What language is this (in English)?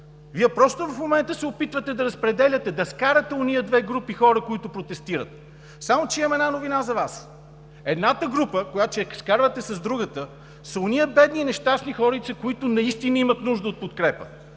Bulgarian